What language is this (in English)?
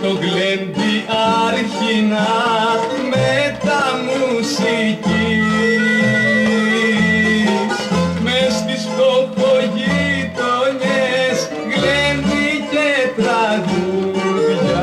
Greek